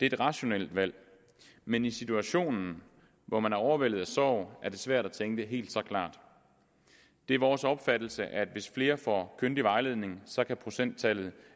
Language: Danish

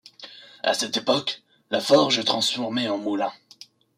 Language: French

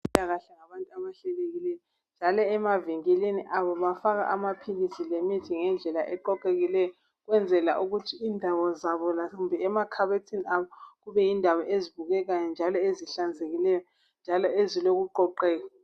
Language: North Ndebele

